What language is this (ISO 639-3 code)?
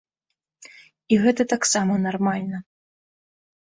bel